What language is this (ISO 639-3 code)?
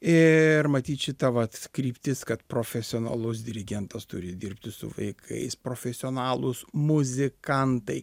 lit